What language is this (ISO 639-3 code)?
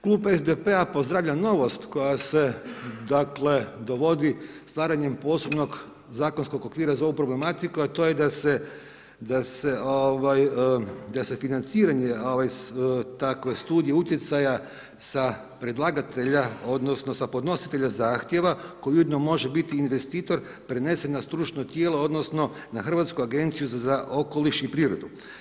hrv